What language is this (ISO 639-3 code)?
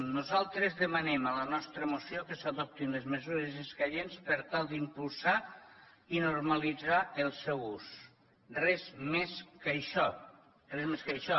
cat